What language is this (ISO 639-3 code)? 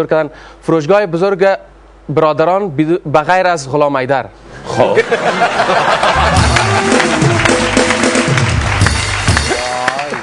fas